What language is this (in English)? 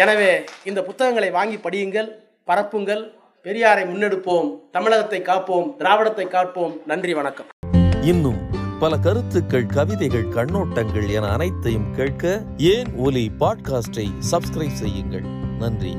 Tamil